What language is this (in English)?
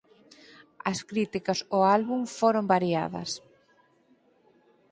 Galician